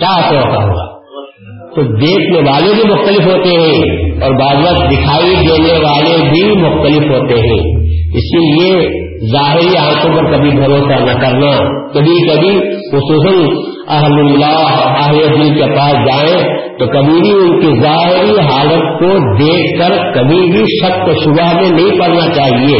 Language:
Urdu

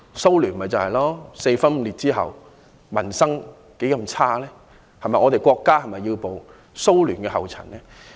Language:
Cantonese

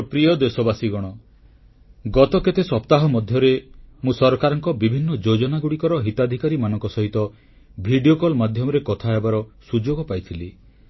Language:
Odia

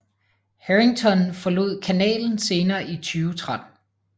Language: Danish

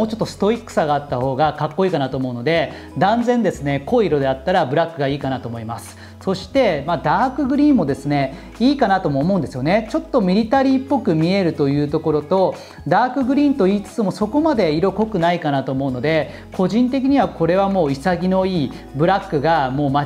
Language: Japanese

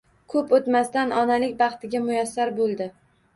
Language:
Uzbek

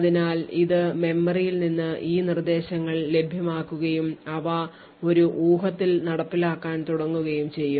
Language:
Malayalam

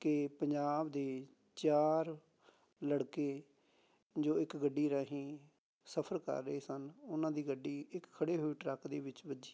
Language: Punjabi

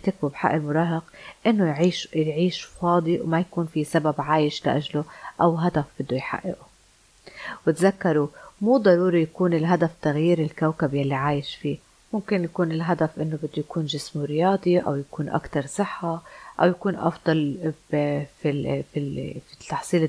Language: Arabic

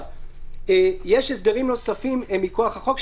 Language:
Hebrew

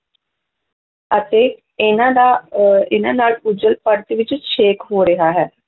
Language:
Punjabi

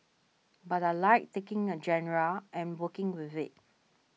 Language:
English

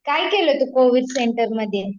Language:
Marathi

